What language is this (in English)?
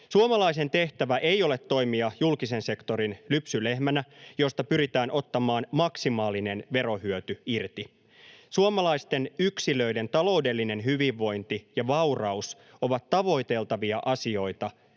Finnish